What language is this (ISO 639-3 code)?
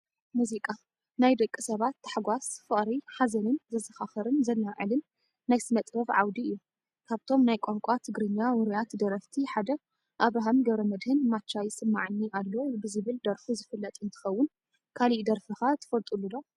tir